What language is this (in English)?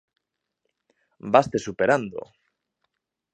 Galician